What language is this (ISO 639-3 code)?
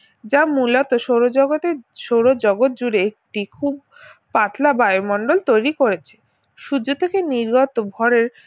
ben